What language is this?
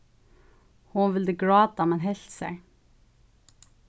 Faroese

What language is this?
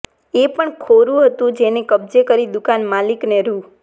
Gujarati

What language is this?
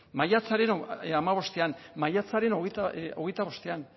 Basque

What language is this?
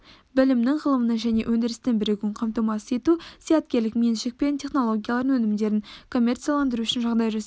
Kazakh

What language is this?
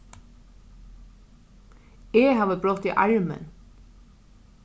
Faroese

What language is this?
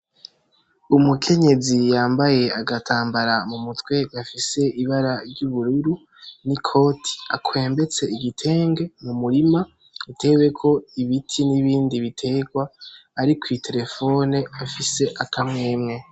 Rundi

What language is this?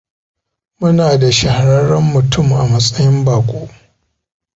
Hausa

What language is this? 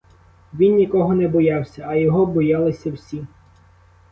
Ukrainian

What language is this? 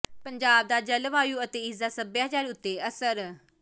Punjabi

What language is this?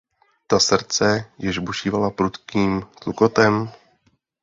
Czech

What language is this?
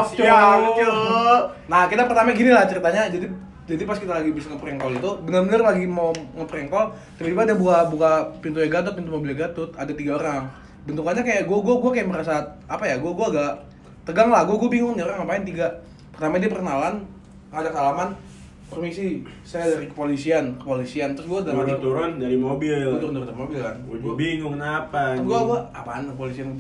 Indonesian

